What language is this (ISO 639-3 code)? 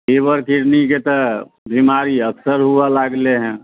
mai